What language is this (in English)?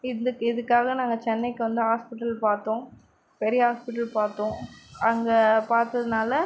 Tamil